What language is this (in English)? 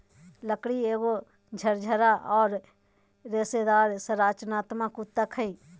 Magahi